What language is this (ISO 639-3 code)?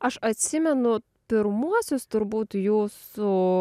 lit